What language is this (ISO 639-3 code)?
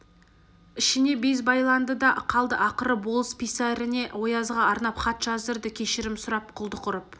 kaz